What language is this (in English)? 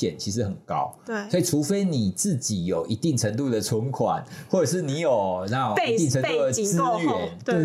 Chinese